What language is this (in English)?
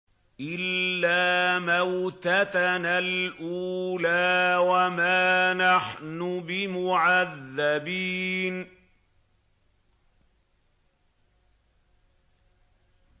Arabic